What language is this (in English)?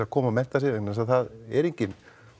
Icelandic